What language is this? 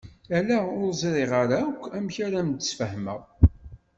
Kabyle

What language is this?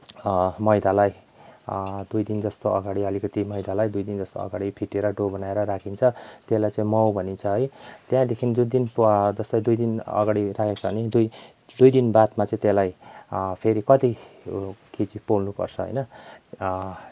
Nepali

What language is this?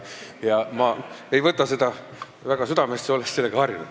Estonian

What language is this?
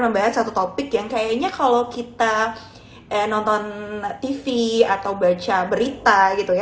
Indonesian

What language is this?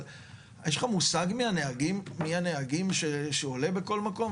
Hebrew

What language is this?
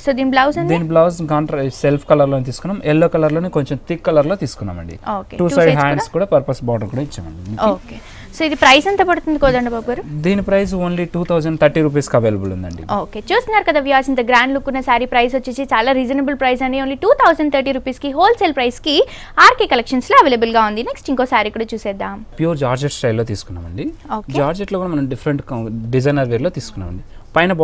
Telugu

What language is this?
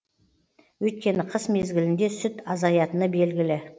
Kazakh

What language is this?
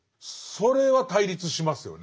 Japanese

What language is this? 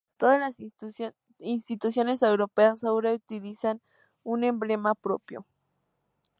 Spanish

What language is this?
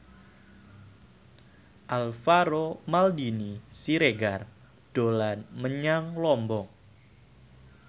Javanese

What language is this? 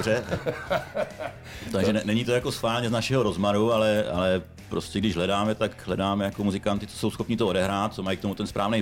Czech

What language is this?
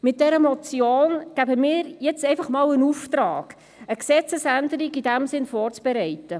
Swiss German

